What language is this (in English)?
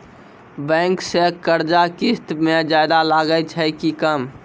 Maithili